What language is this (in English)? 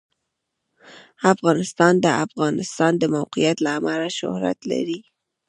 Pashto